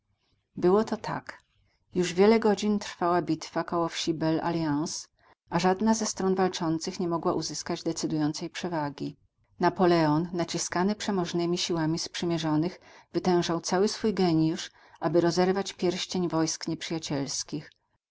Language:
Polish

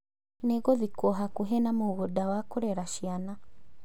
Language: Kikuyu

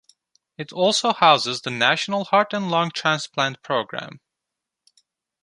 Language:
English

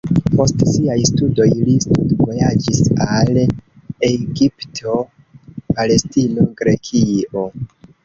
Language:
Esperanto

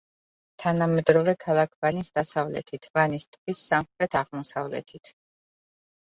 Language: Georgian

